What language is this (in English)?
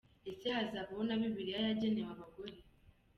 Kinyarwanda